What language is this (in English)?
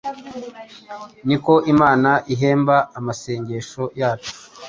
Kinyarwanda